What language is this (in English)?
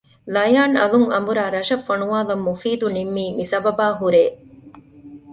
Divehi